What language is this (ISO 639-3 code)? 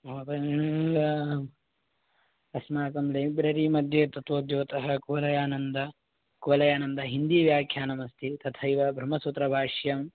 san